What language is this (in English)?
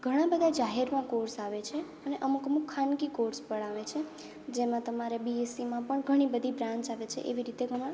Gujarati